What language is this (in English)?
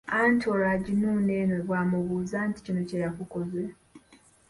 Ganda